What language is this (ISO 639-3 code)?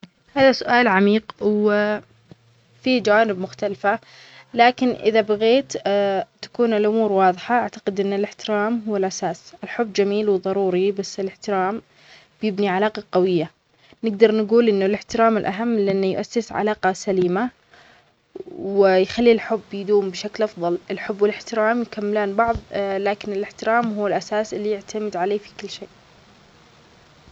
acx